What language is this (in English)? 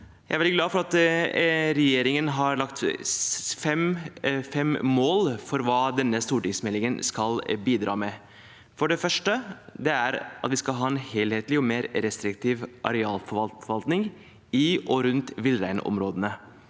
Norwegian